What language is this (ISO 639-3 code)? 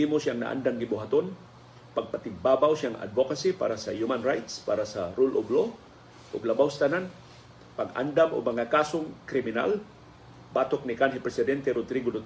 fil